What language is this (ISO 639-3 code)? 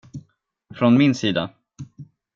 swe